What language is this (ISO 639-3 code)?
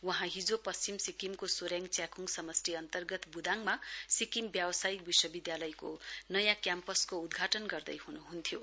nep